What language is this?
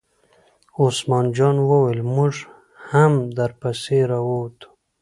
Pashto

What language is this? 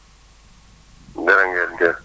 Wolof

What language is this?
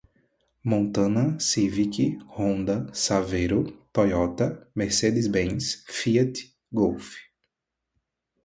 Portuguese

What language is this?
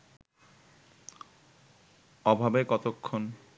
Bangla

